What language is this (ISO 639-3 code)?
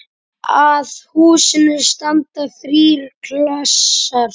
isl